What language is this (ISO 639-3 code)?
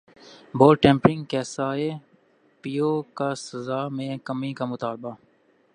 urd